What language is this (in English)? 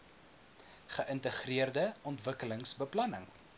Afrikaans